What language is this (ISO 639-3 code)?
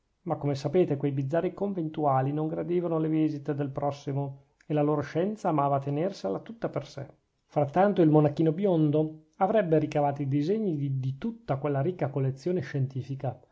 ita